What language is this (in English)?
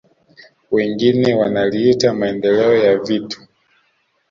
Swahili